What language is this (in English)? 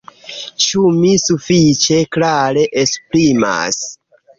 Esperanto